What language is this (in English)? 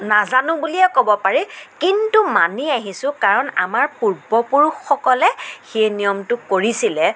Assamese